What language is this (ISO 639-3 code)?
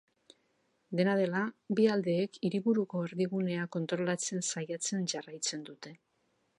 eus